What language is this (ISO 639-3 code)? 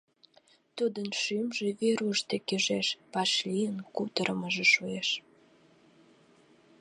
chm